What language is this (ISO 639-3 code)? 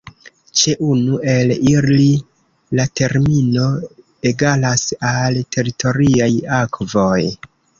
epo